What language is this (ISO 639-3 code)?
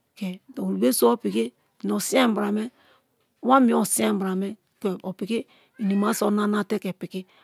ijn